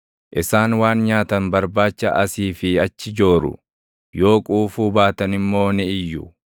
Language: Oromo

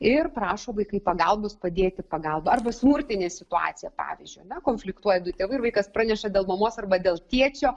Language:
Lithuanian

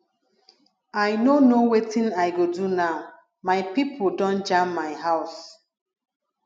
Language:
Nigerian Pidgin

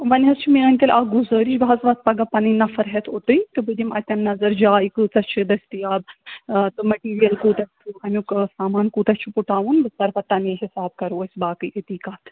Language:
Kashmiri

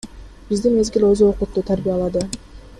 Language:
Kyrgyz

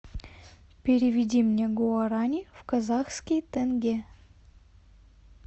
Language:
Russian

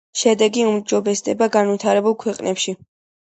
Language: Georgian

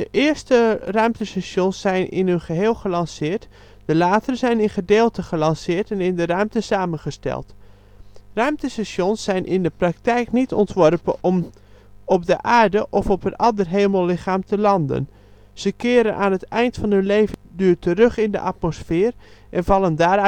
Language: Dutch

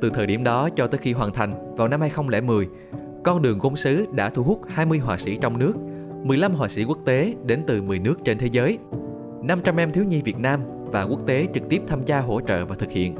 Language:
Vietnamese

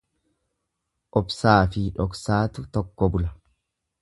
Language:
Oromo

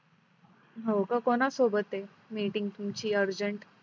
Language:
Marathi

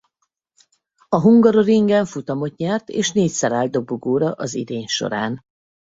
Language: Hungarian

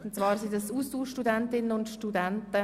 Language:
Swiss German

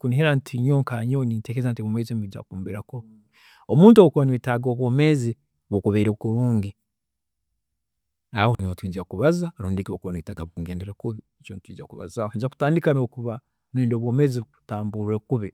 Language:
Tooro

